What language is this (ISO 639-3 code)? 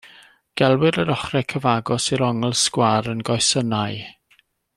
cym